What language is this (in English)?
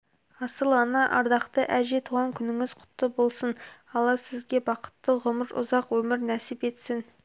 Kazakh